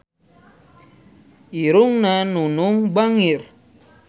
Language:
Sundanese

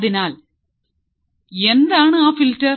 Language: Malayalam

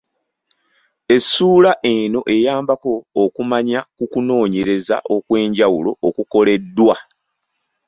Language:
Ganda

